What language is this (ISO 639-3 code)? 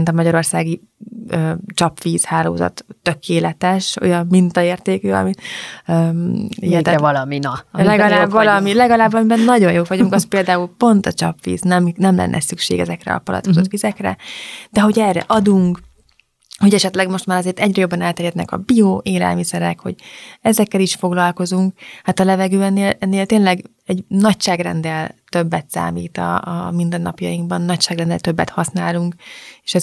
hun